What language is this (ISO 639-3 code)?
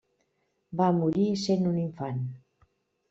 cat